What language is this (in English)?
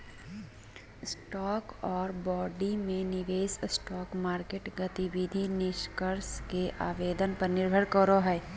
Magahi